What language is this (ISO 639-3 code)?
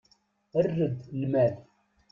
kab